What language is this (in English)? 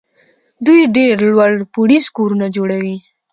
Pashto